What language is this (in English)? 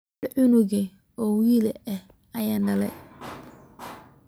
Somali